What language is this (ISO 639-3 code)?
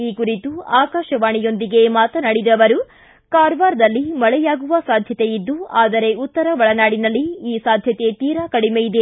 kan